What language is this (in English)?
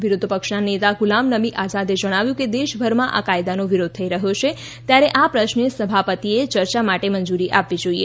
Gujarati